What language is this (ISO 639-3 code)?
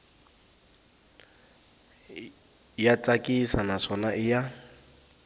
tso